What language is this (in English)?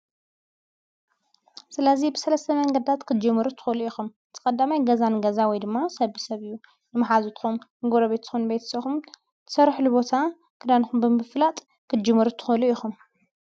Tigrinya